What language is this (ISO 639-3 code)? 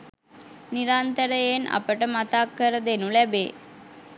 sin